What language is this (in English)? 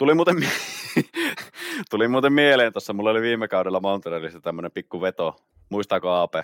Finnish